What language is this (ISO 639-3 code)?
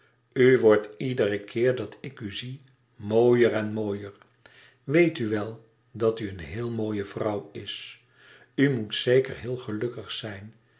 nld